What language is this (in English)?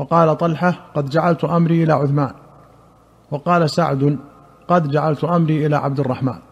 Arabic